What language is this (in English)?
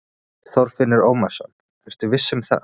Icelandic